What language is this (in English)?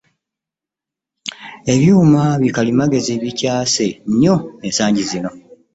Ganda